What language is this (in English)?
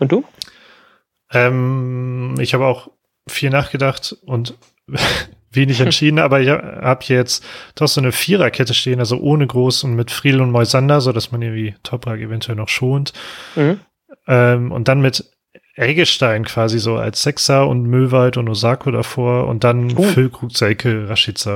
German